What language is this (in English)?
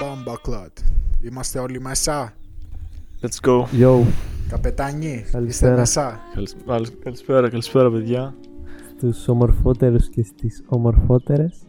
Greek